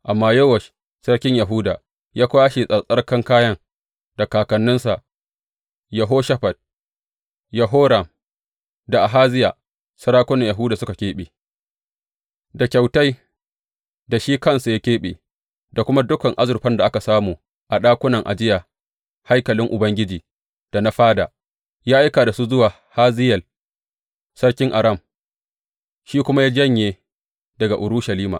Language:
Hausa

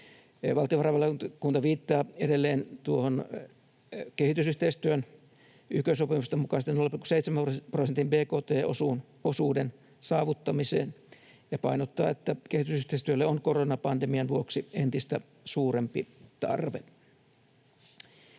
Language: Finnish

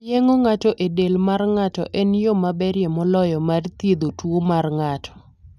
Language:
Luo (Kenya and Tanzania)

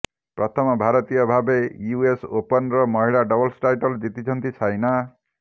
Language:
Odia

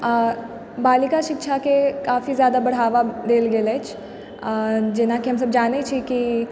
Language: Maithili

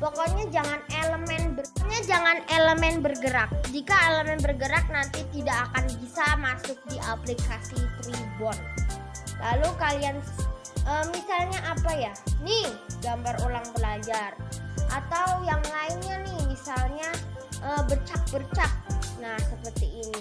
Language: Indonesian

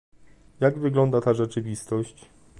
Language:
Polish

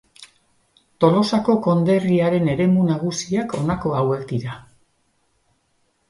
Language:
Basque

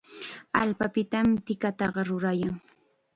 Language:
Chiquián Ancash Quechua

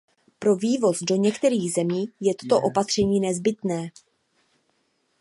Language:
Czech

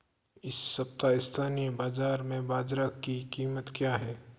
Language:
Hindi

